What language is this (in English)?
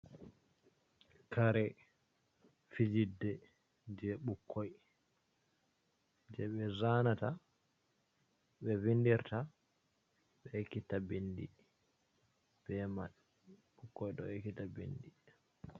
Fula